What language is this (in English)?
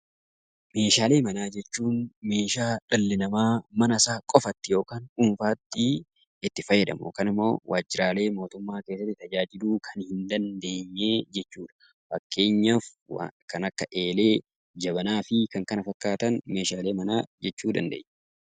Oromo